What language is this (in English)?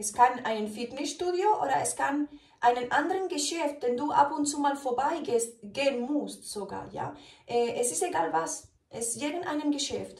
German